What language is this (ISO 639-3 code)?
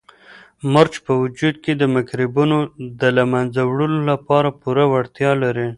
pus